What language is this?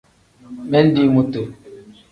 Tem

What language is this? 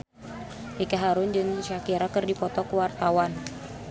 Sundanese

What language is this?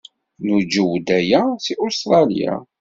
Kabyle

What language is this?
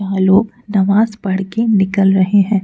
Hindi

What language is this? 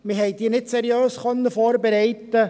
Swiss German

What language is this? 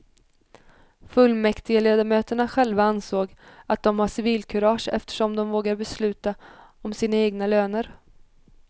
Swedish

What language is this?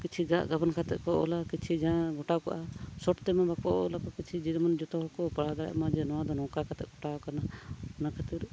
Santali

